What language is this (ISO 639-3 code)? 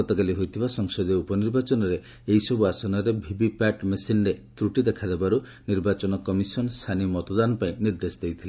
ori